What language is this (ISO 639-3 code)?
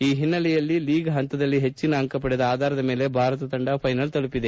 kan